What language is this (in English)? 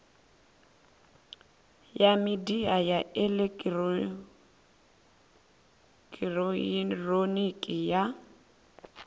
Venda